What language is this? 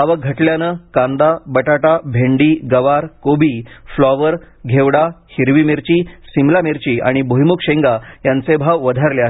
Marathi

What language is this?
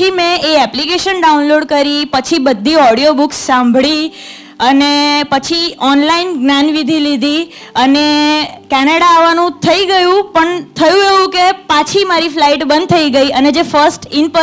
Gujarati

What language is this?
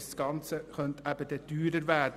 Swiss German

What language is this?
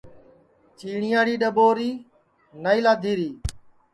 Sansi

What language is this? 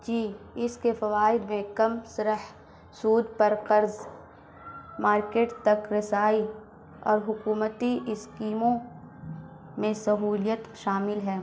Urdu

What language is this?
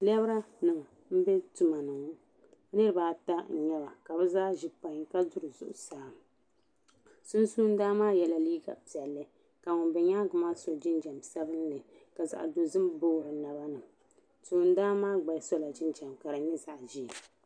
Dagbani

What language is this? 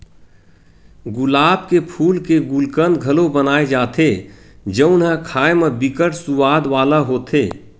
Chhattisgarhi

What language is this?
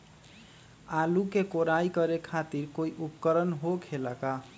Magahi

